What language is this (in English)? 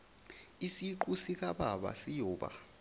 Zulu